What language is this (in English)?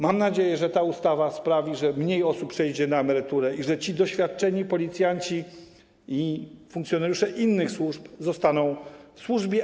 Polish